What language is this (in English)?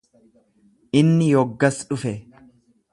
Oromo